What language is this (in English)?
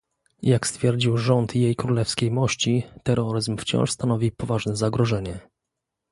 Polish